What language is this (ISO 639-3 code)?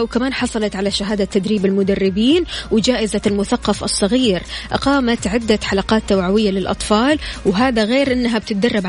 ara